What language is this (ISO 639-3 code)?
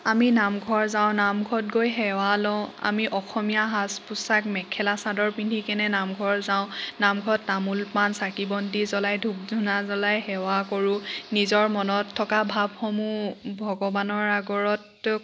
asm